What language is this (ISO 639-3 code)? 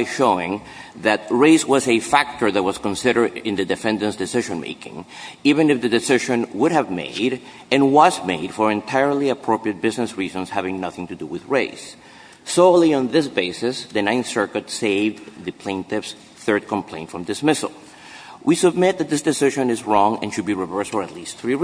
eng